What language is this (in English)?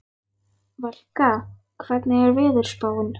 Icelandic